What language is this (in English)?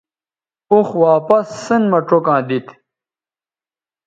Bateri